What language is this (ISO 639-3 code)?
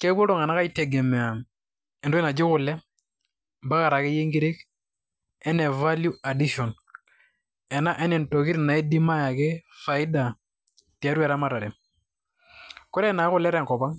mas